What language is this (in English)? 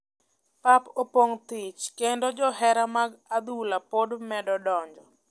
Luo (Kenya and Tanzania)